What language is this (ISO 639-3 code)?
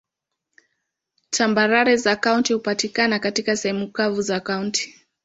swa